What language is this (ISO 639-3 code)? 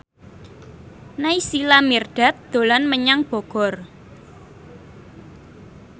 jav